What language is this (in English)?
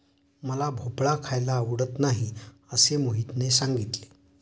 Marathi